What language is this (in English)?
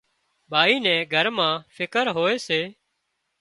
Wadiyara Koli